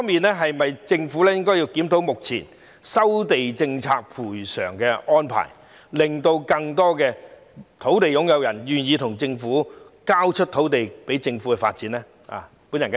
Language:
Cantonese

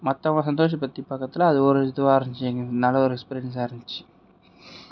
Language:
Tamil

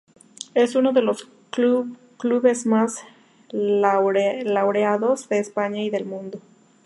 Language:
Spanish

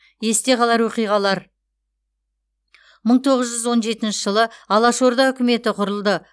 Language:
Kazakh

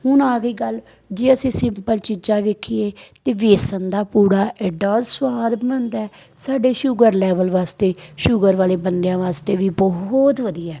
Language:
Punjabi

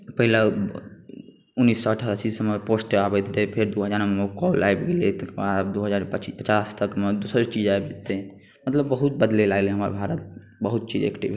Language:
Maithili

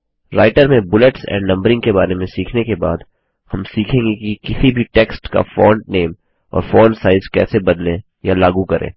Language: Hindi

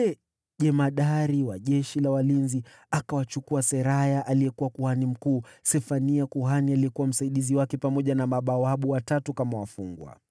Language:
Swahili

